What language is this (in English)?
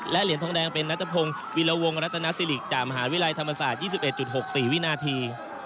Thai